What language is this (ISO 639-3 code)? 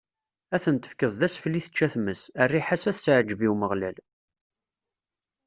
kab